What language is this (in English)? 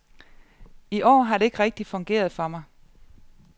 Danish